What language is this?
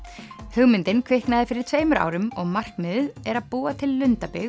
Icelandic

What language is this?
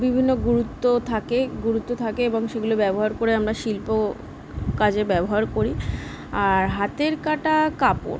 Bangla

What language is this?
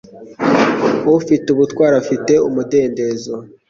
Kinyarwanda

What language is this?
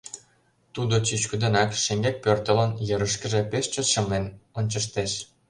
Mari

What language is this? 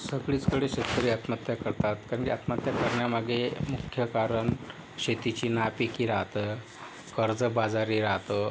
Marathi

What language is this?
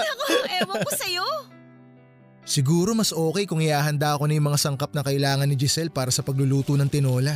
Filipino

